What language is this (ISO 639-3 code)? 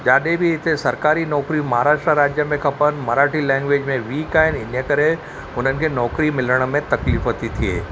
snd